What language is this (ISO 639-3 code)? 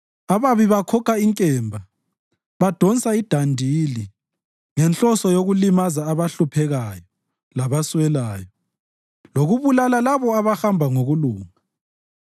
nde